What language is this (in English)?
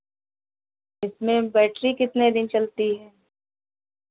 Hindi